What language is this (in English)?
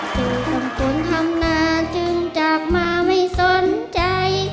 Thai